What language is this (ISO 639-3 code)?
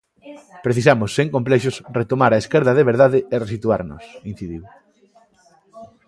glg